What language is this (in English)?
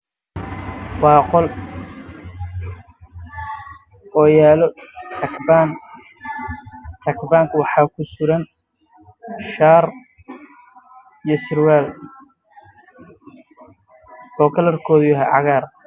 Somali